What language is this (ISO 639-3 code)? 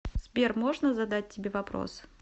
rus